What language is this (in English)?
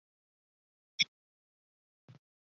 Chinese